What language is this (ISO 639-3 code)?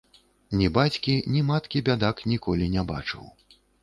bel